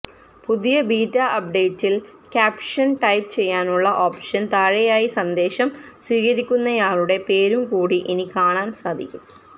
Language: Malayalam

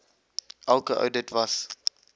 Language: Afrikaans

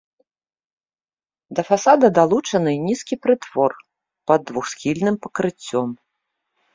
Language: Belarusian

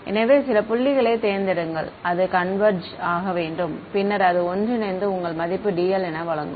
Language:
Tamil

